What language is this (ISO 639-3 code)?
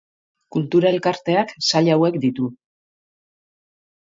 eus